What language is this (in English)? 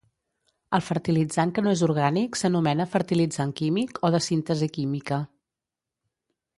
Catalan